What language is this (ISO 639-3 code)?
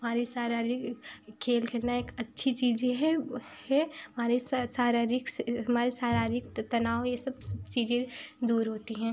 hin